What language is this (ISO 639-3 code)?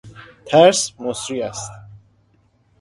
fas